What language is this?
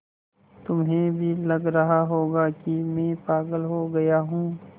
Hindi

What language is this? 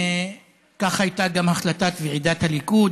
Hebrew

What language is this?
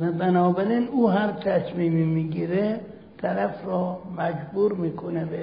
Persian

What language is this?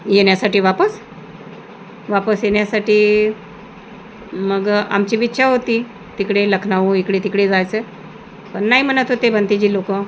Marathi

